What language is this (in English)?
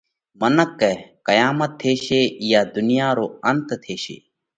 Parkari Koli